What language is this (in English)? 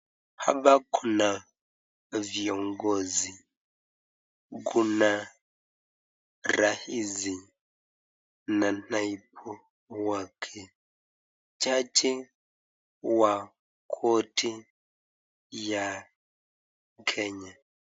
Swahili